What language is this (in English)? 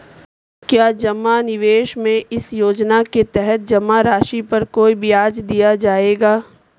Hindi